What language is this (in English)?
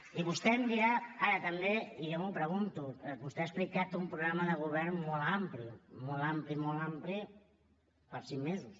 Catalan